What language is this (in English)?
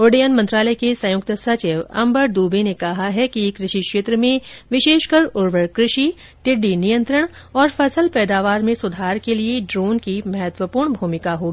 Hindi